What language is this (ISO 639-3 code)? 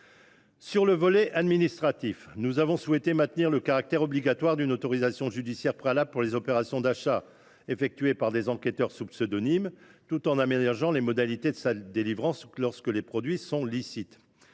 fra